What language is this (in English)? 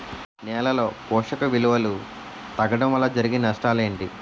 Telugu